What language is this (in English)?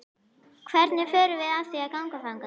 Icelandic